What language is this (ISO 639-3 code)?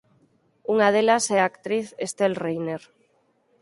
glg